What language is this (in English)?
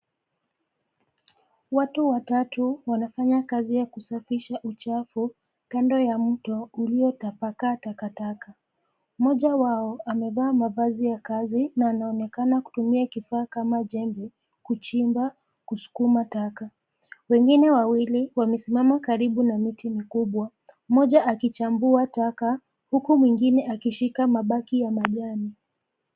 Swahili